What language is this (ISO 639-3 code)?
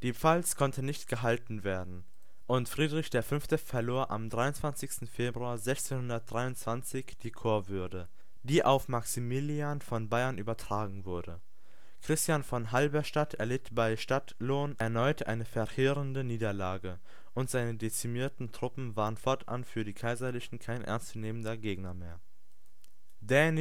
deu